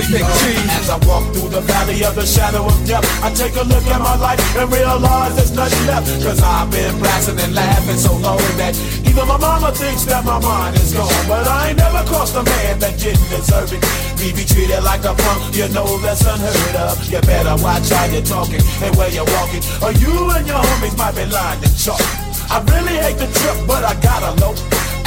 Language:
English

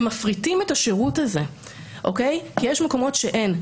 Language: Hebrew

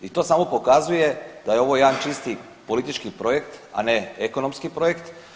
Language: Croatian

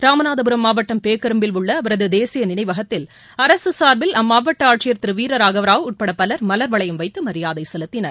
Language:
Tamil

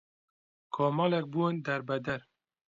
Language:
Central Kurdish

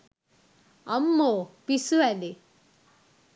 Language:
Sinhala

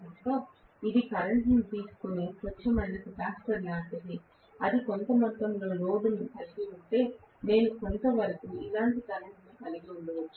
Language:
Telugu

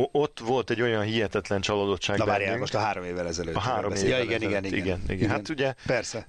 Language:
Hungarian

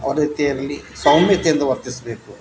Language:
Kannada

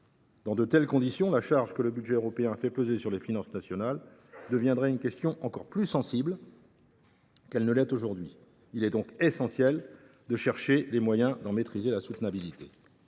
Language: French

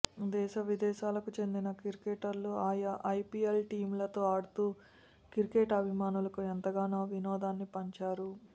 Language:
Telugu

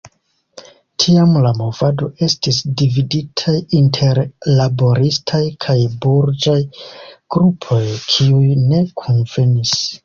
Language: Esperanto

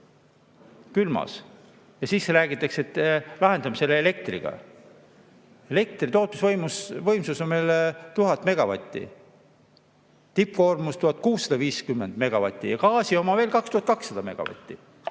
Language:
Estonian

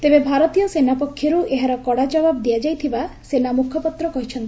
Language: Odia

